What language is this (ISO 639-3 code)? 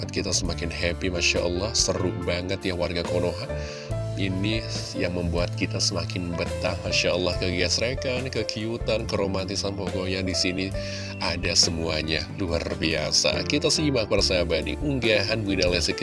ind